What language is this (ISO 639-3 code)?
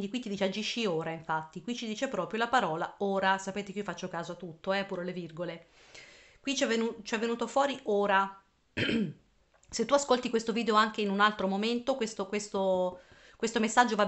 ita